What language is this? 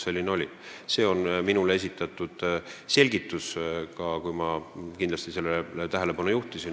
Estonian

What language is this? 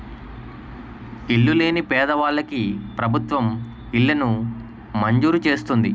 Telugu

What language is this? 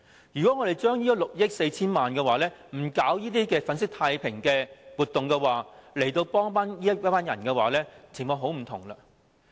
Cantonese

